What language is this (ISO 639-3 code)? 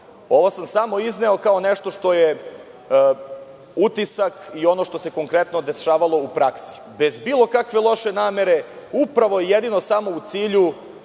srp